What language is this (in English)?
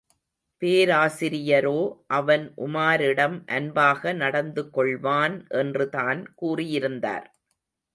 Tamil